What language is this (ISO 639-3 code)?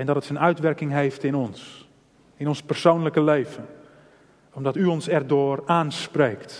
nld